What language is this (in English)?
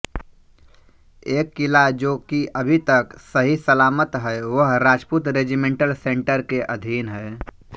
Hindi